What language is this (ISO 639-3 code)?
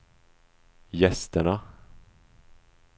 swe